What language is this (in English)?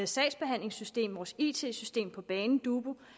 Danish